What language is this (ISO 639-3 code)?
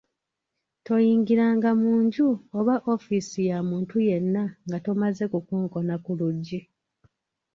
lug